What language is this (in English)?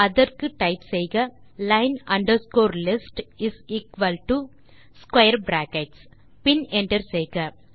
Tamil